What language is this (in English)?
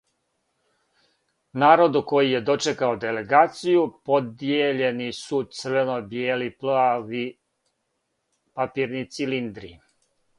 Serbian